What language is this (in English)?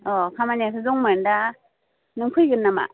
Bodo